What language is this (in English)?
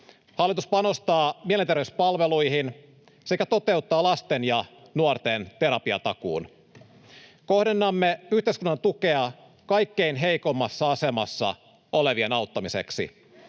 Finnish